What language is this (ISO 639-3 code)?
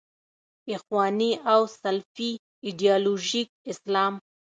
pus